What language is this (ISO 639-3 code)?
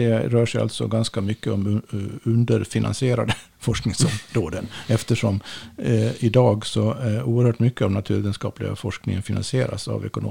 swe